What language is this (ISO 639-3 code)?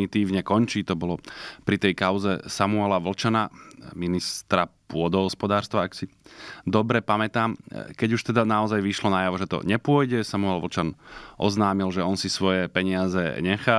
slk